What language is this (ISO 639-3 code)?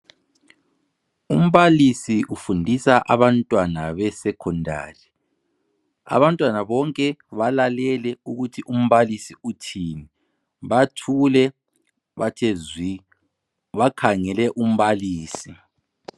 nde